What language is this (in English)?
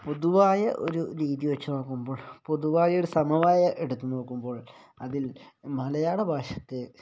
Malayalam